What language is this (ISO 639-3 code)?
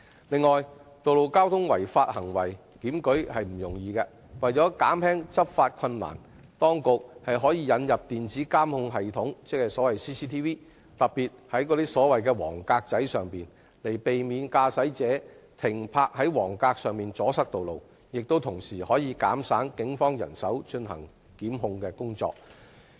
yue